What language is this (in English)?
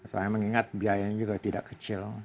Indonesian